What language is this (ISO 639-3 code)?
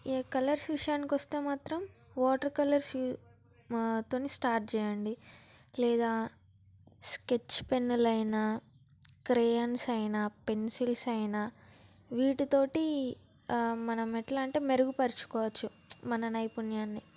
tel